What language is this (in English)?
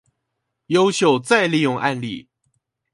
Chinese